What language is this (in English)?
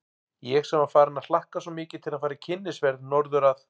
Icelandic